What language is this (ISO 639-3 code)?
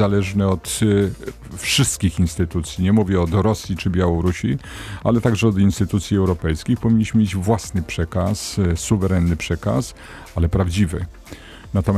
pol